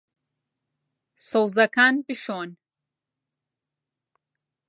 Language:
Central Kurdish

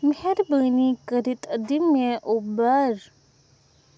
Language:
Kashmiri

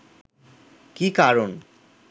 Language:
Bangla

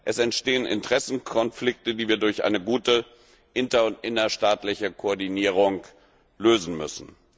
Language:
German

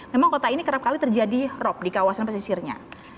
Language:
Indonesian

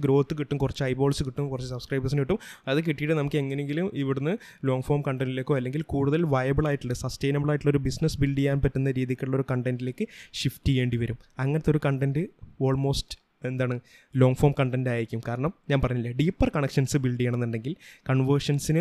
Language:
Malayalam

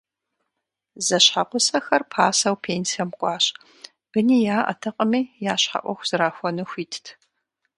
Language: Kabardian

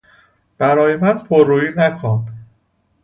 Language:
Persian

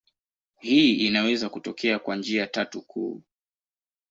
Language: Swahili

